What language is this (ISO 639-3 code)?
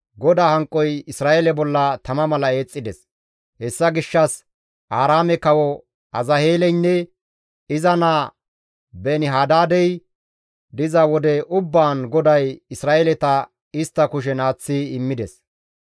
gmv